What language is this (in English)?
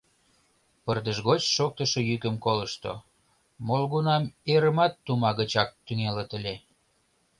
Mari